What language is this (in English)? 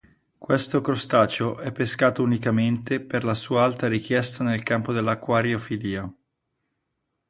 Italian